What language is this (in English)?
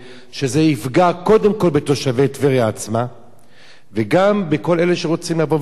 Hebrew